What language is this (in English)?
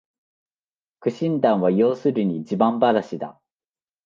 Japanese